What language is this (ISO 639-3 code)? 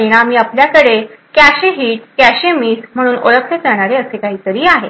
mar